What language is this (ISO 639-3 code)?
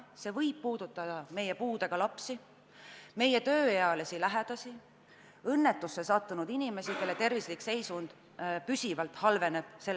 est